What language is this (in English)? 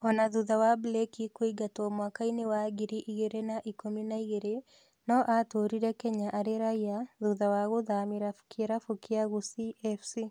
Kikuyu